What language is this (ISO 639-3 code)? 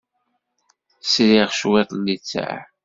kab